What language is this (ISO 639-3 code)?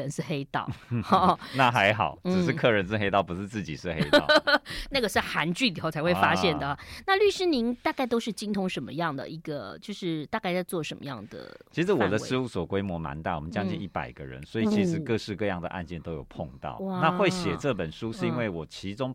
zho